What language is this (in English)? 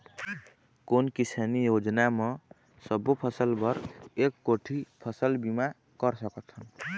Chhattisgarhi